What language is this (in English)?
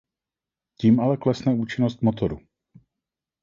Czech